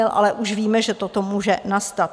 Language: Czech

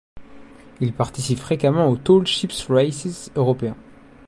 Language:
French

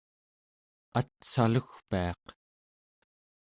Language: Central Yupik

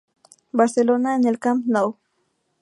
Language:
Spanish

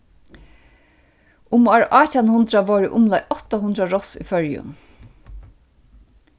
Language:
Faroese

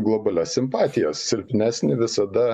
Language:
Lithuanian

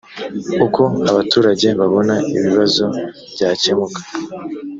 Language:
Kinyarwanda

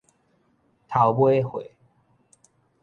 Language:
Min Nan Chinese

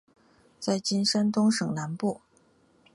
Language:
Chinese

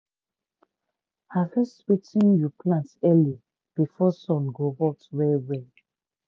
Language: Nigerian Pidgin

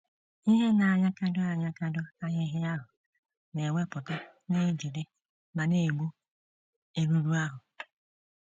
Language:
Igbo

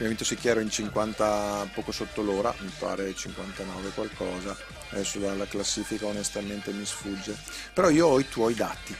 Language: Italian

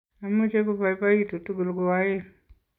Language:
Kalenjin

